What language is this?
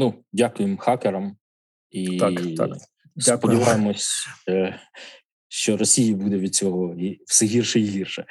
Ukrainian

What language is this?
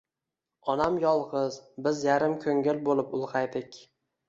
Uzbek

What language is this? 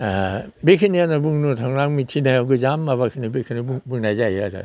Bodo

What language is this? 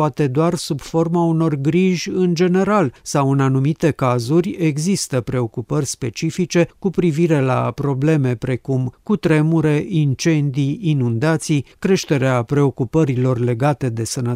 Romanian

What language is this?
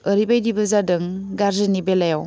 Bodo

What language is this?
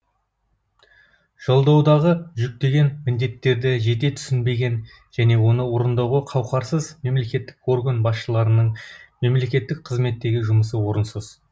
Kazakh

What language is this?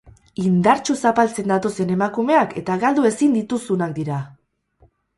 Basque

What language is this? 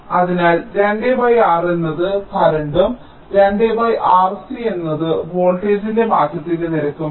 Malayalam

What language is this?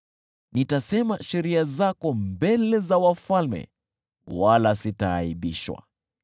Swahili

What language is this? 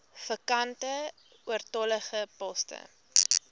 Afrikaans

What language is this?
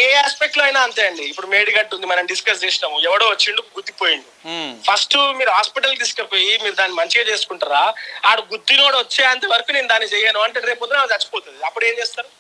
Telugu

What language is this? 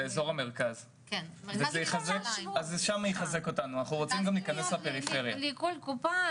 Hebrew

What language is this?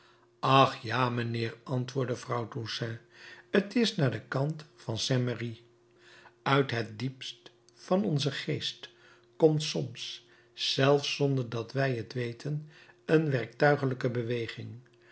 Dutch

